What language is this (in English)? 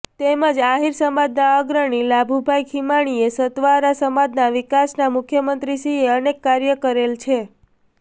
Gujarati